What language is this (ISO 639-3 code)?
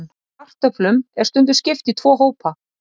isl